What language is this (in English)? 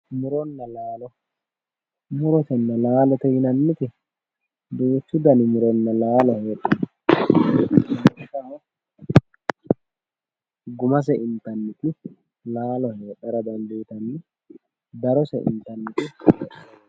Sidamo